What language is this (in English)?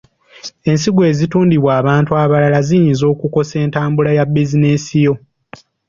Ganda